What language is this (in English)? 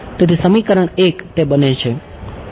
Gujarati